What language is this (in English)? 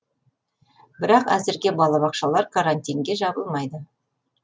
Kazakh